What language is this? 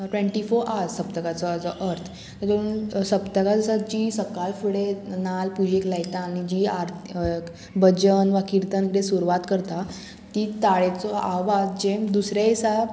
Konkani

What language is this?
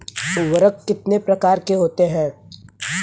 Hindi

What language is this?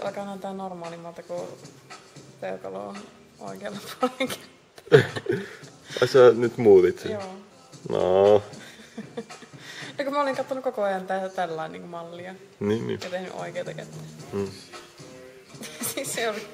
Finnish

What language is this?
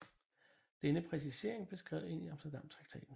Danish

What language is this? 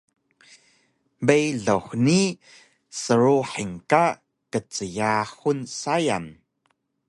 Taroko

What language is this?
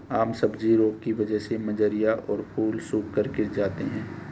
Hindi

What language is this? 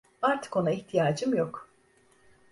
Turkish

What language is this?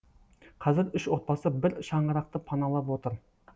Kazakh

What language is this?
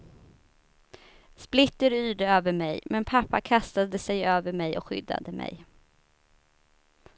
Swedish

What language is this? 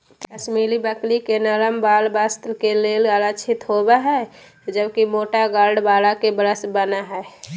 Magahi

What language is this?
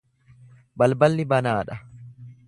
Oromo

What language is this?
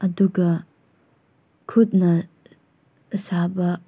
Manipuri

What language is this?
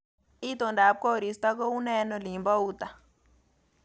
Kalenjin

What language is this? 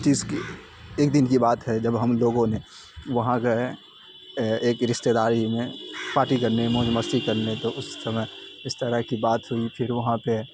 Urdu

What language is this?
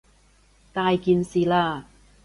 Cantonese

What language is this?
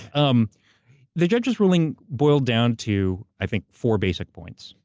English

